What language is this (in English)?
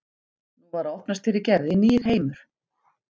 Icelandic